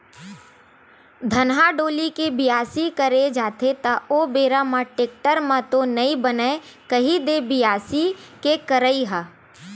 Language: Chhattisgarhi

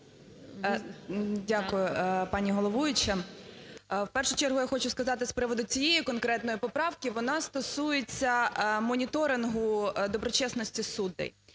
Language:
Ukrainian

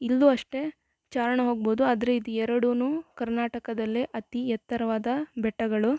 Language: Kannada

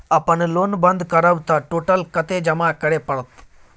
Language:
Maithili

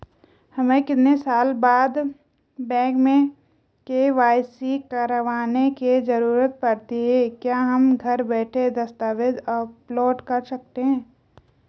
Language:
Hindi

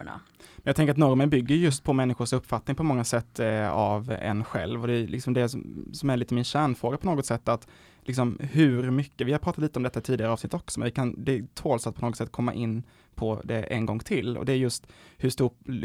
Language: Swedish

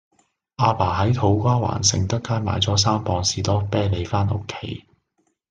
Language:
Cantonese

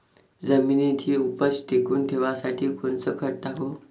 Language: Marathi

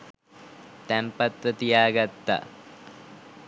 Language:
Sinhala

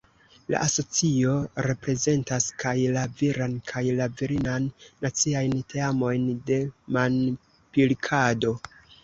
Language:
Esperanto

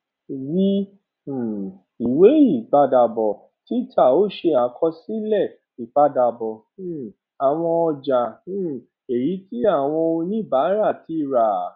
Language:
Yoruba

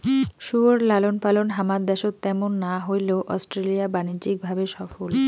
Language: Bangla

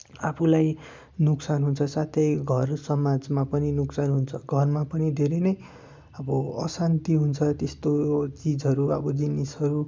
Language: Nepali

